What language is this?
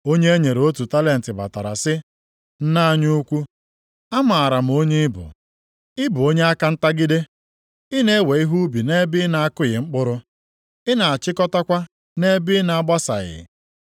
Igbo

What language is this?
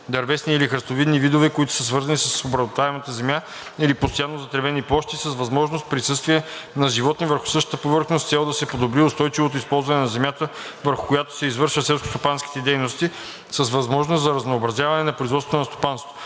Bulgarian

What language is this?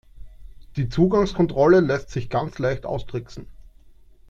German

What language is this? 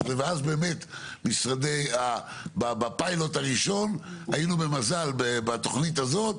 Hebrew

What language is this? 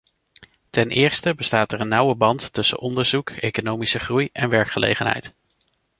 Dutch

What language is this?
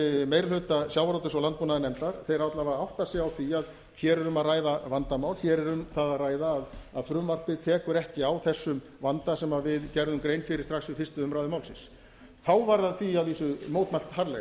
Icelandic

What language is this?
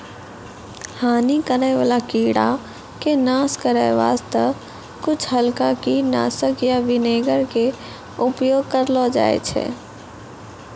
Maithili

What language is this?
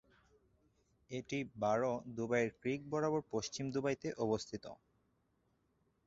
Bangla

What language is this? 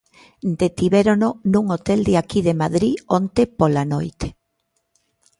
Galician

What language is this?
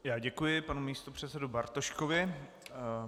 Czech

